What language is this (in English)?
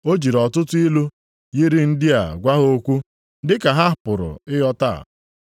Igbo